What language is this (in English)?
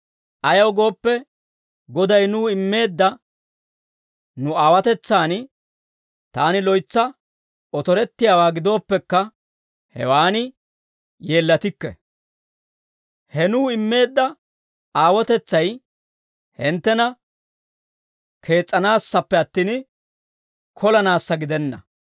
Dawro